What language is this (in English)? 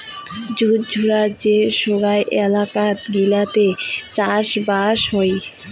Bangla